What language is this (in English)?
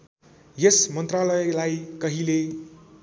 Nepali